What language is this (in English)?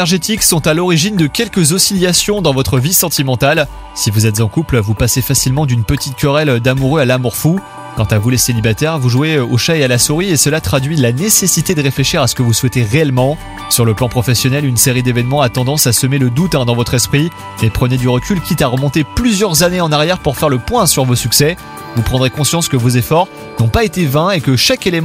French